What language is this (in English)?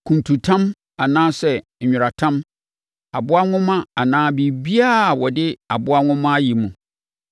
Akan